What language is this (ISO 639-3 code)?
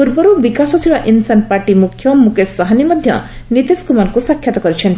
ori